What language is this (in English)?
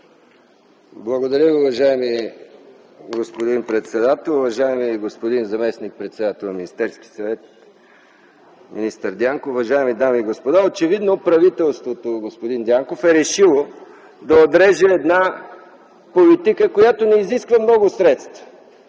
Bulgarian